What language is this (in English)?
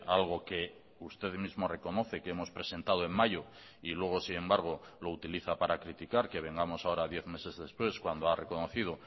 Spanish